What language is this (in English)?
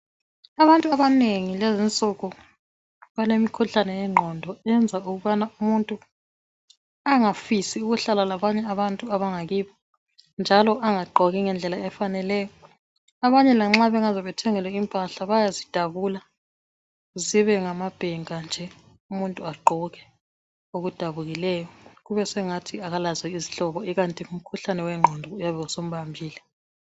North Ndebele